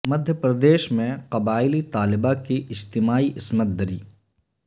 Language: Urdu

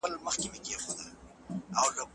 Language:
Pashto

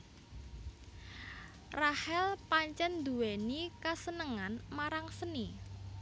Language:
Javanese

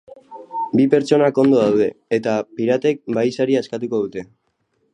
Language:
Basque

